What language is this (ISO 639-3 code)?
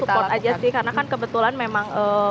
ind